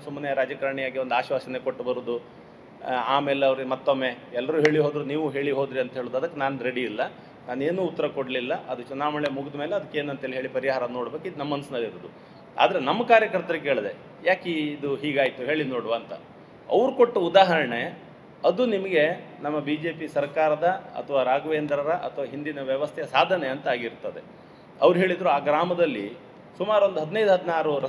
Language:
Kannada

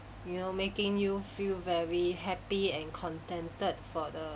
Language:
English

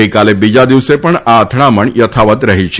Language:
Gujarati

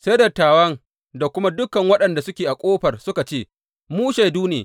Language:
Hausa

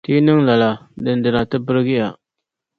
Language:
Dagbani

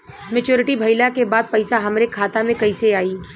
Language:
Bhojpuri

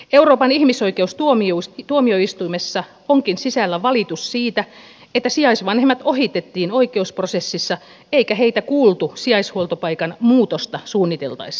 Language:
Finnish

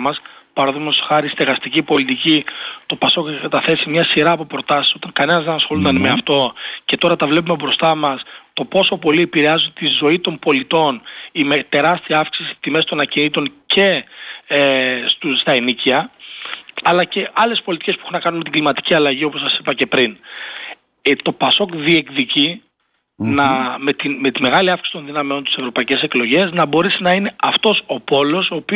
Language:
Greek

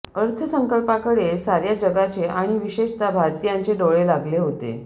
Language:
Marathi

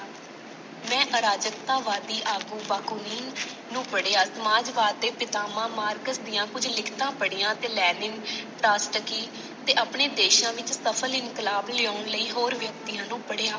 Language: Punjabi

